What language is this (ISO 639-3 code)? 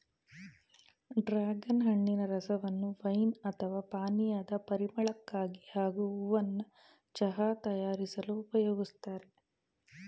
kan